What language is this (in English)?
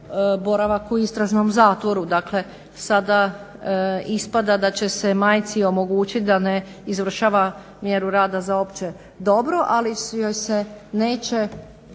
Croatian